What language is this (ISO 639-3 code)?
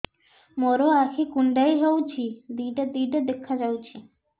ori